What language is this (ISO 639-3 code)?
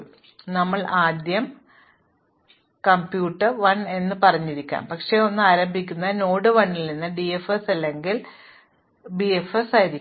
mal